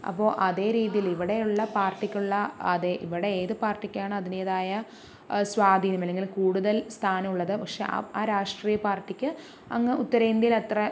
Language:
Malayalam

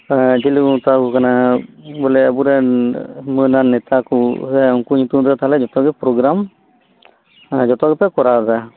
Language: Santali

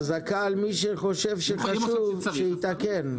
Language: Hebrew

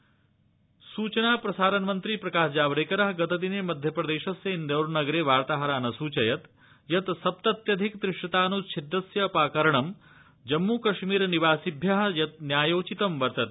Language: Sanskrit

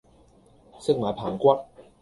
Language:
Cantonese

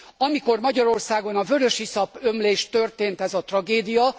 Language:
Hungarian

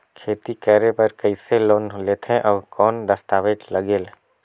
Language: Chhattisgarhi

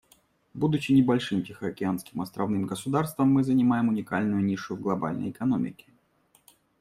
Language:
Russian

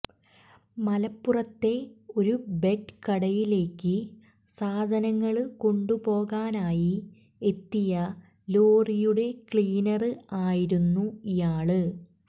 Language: Malayalam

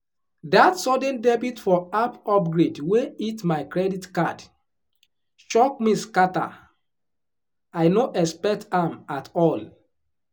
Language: Nigerian Pidgin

